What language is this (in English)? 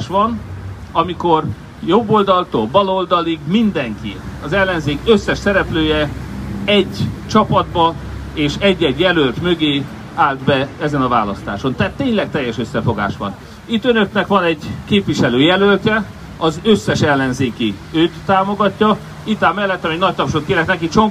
Hungarian